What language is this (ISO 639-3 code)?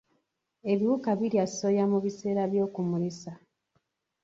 lug